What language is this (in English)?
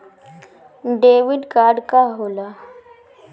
Bhojpuri